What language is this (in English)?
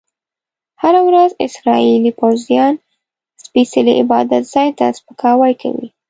Pashto